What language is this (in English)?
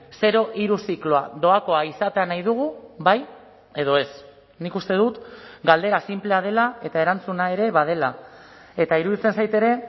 Basque